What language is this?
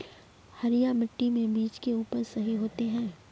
Magahi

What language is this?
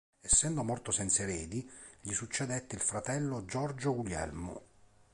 Italian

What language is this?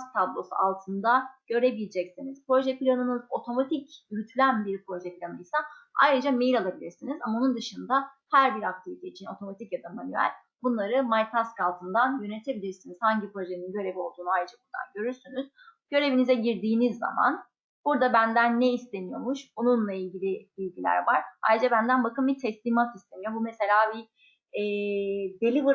Turkish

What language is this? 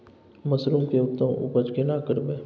Maithili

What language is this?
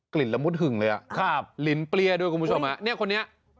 Thai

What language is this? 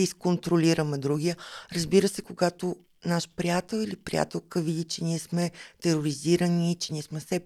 Bulgarian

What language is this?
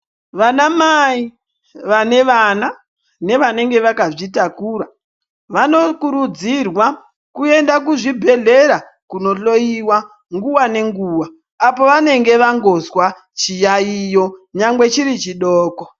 Ndau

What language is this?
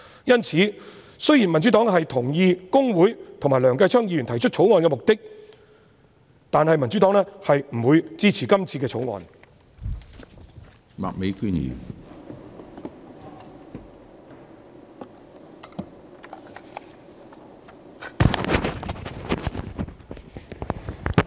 Cantonese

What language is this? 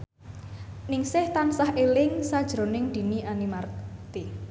Javanese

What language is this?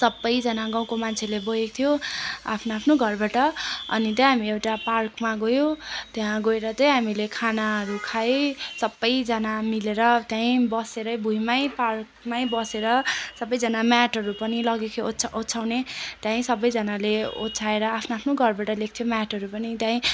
Nepali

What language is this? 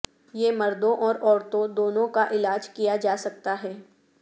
Urdu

